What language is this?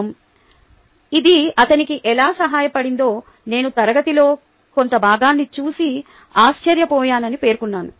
Telugu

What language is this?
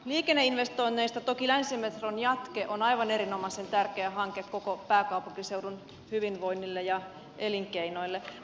Finnish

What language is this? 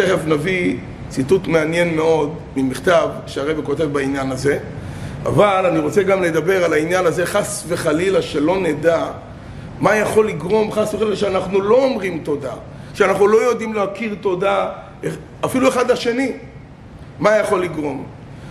Hebrew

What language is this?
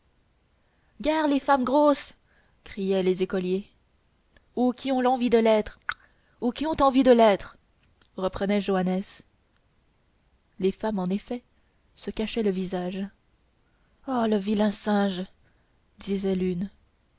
French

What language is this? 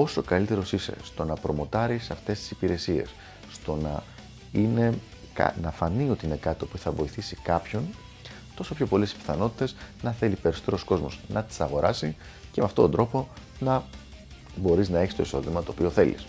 Greek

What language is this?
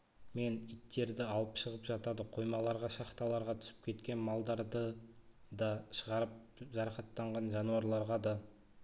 Kazakh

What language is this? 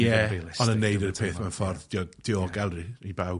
Welsh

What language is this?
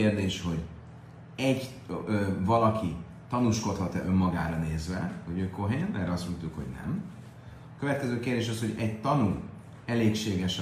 Hungarian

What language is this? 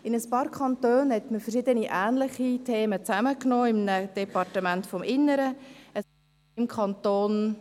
Swiss German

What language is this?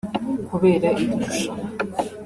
Kinyarwanda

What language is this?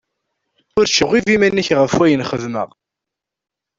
Kabyle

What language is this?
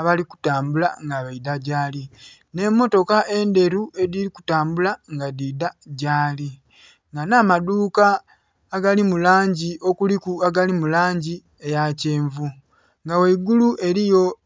Soga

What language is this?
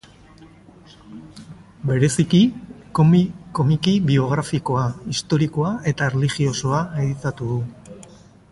Basque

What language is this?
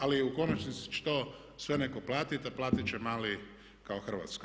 Croatian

